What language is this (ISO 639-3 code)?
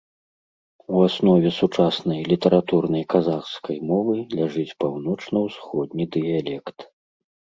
bel